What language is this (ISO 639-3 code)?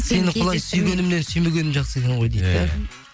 kaz